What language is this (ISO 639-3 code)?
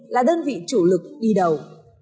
vie